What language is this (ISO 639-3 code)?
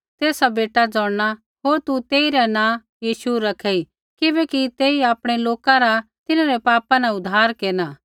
kfx